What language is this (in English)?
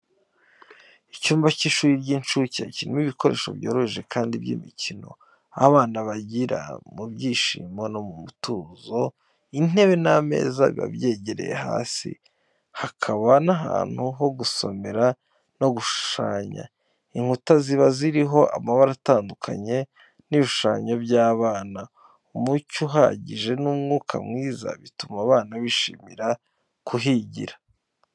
Kinyarwanda